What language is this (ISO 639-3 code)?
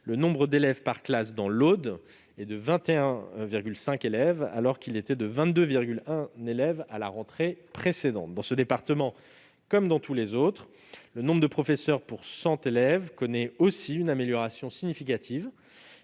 fra